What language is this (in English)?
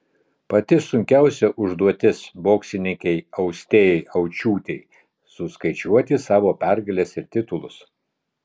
Lithuanian